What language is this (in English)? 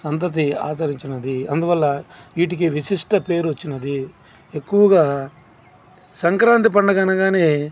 Telugu